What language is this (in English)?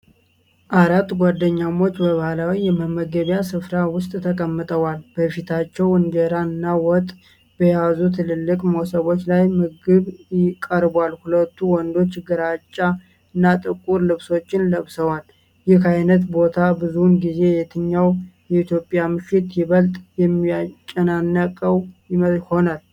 Amharic